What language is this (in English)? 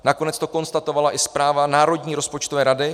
Czech